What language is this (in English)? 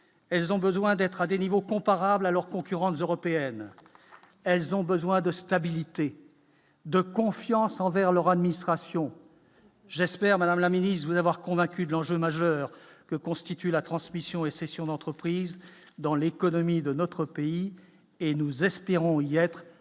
French